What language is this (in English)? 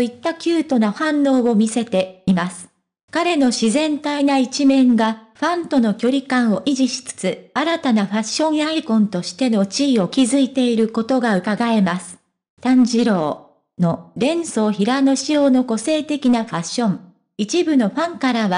Japanese